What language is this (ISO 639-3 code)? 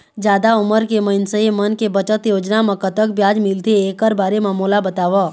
hne